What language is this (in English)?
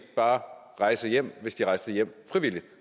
Danish